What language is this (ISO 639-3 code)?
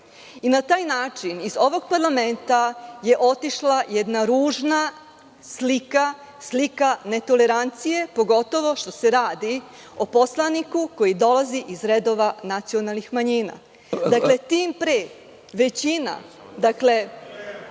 srp